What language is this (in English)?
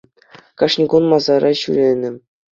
Chuvash